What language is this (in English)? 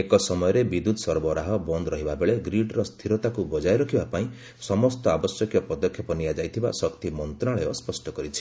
Odia